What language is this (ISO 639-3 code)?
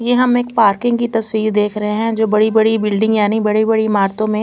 hin